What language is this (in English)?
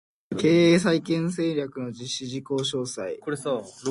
Japanese